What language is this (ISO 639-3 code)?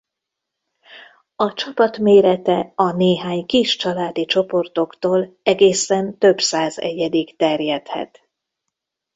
hun